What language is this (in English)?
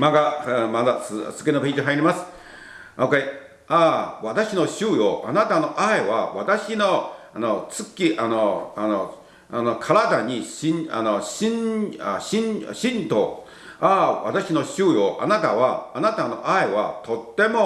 Japanese